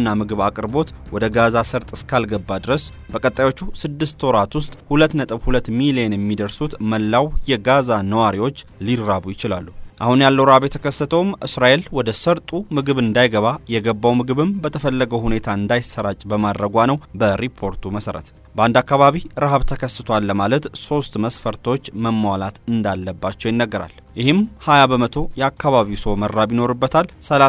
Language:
Arabic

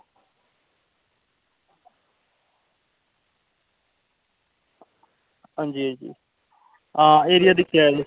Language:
Dogri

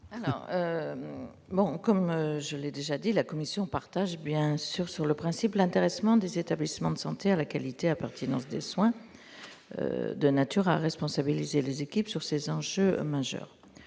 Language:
French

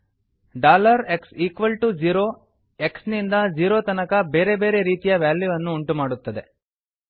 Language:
Kannada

